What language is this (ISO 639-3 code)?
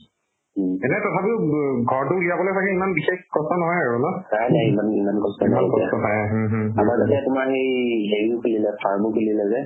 asm